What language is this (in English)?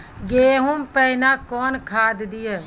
Maithili